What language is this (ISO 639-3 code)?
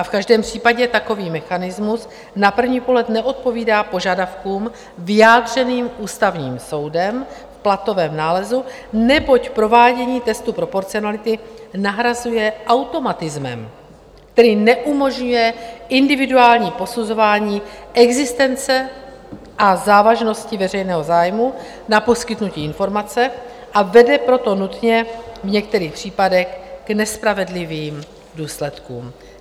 ces